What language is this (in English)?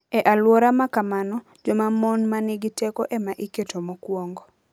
Luo (Kenya and Tanzania)